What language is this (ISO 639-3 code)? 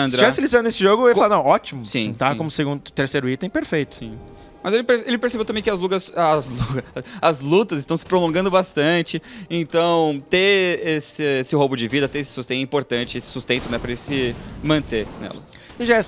por